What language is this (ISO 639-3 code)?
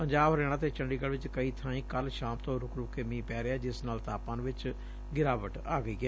pan